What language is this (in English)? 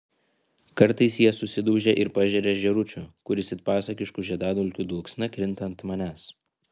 Lithuanian